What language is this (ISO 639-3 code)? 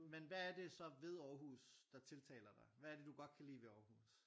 dan